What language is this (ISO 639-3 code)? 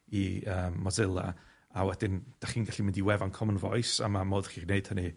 cym